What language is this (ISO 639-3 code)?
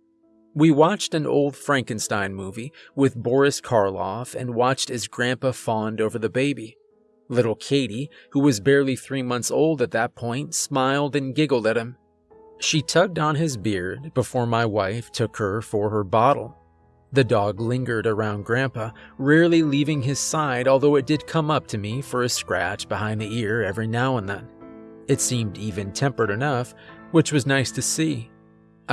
eng